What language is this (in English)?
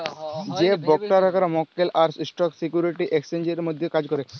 Bangla